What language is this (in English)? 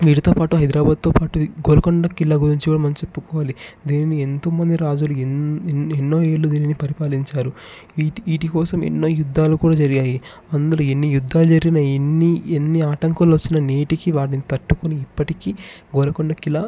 Telugu